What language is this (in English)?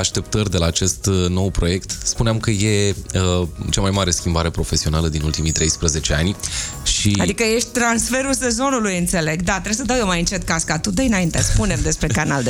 Romanian